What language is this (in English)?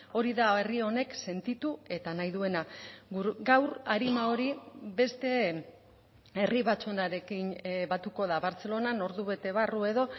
Basque